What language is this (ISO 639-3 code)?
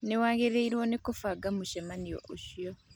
kik